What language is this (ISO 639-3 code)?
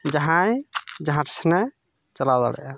sat